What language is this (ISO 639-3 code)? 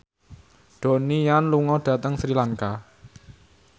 jav